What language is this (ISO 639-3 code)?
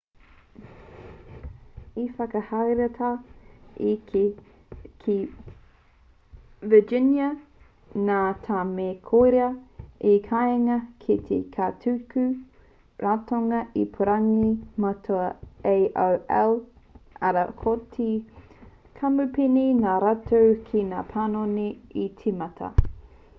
mri